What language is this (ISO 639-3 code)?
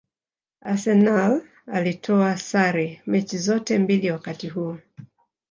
swa